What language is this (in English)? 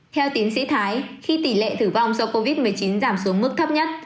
Vietnamese